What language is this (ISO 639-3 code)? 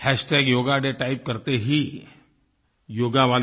hin